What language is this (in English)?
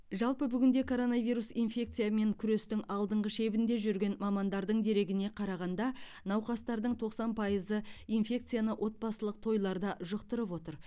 Kazakh